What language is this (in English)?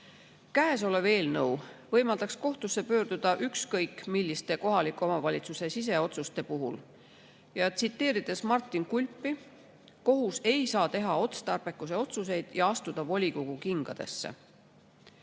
Estonian